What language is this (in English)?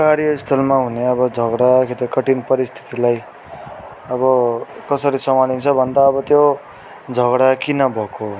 Nepali